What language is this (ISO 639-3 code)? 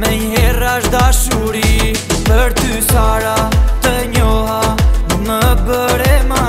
tur